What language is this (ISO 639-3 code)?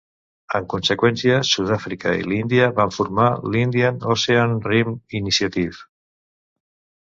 cat